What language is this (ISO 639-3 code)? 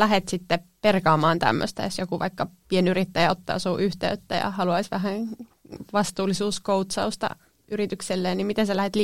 fin